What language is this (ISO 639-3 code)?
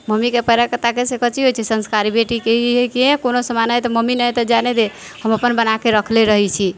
mai